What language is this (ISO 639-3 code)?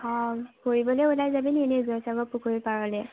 asm